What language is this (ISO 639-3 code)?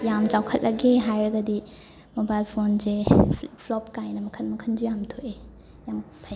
mni